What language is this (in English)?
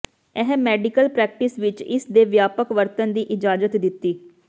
Punjabi